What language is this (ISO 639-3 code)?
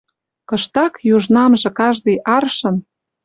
mrj